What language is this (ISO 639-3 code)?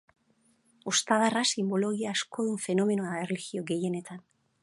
eus